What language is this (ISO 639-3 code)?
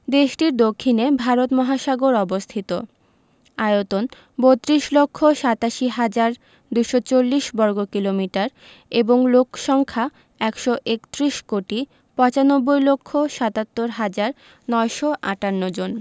ben